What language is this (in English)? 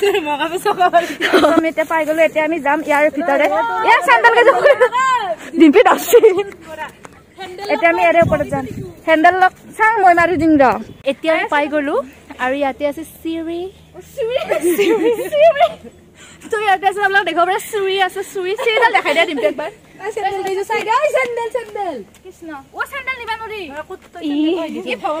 Indonesian